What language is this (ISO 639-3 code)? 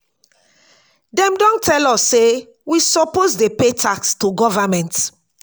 pcm